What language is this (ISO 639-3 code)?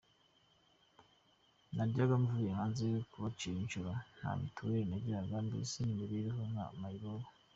kin